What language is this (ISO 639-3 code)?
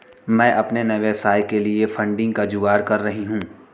hin